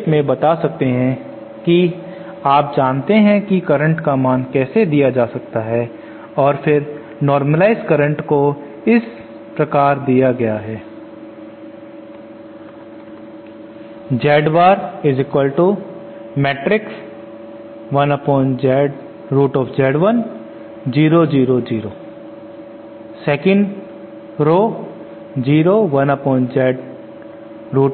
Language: Hindi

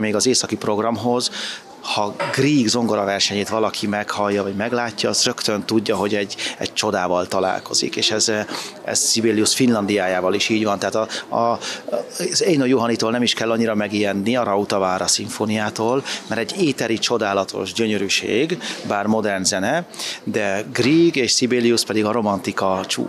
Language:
Hungarian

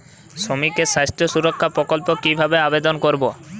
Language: Bangla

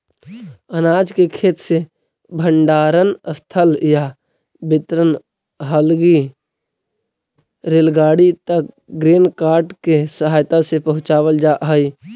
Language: Magahi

